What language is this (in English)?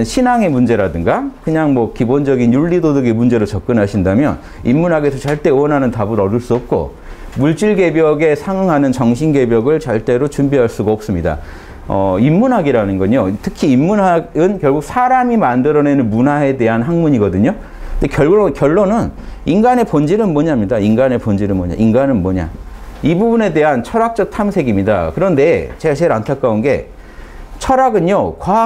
Korean